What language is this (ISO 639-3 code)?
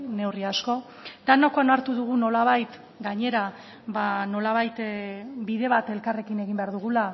eus